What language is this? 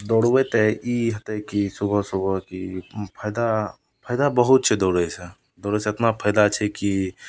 Maithili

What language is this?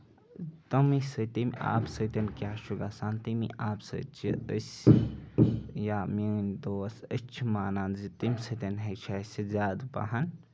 Kashmiri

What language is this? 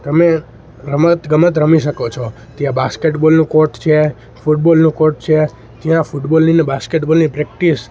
Gujarati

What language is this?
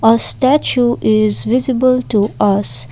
English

